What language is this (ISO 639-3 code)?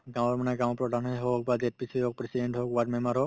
asm